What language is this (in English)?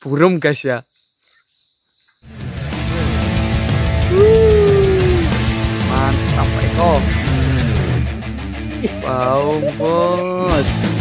Indonesian